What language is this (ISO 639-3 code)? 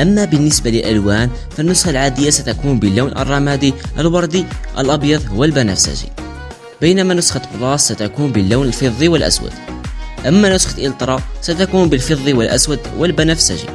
ara